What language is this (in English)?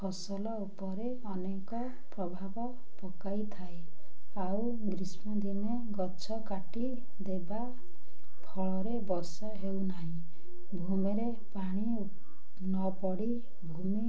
Odia